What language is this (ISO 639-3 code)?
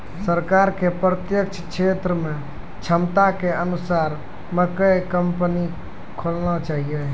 mai